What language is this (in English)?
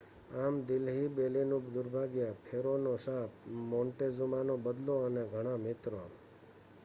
Gujarati